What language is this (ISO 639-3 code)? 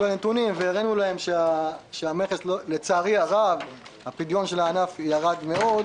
heb